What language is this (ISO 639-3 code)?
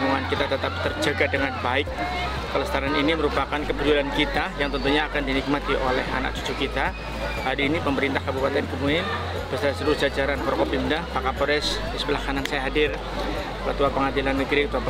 ind